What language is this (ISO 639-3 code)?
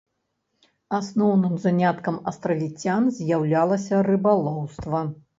bel